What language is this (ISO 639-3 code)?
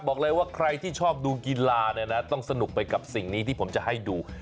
tha